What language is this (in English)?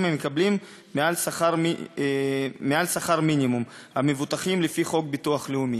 Hebrew